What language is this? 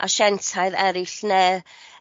Welsh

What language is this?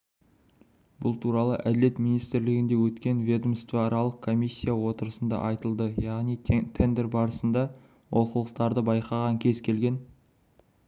Kazakh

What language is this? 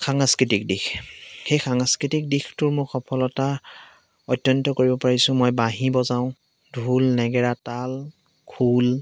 Assamese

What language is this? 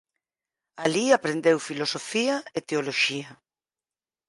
Galician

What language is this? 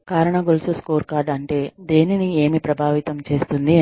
Telugu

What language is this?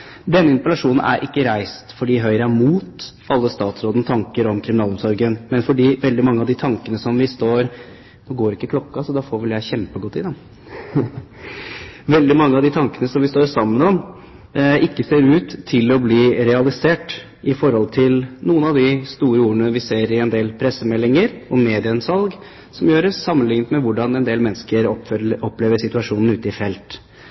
Norwegian Bokmål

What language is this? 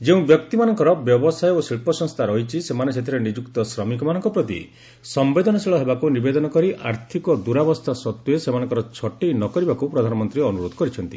Odia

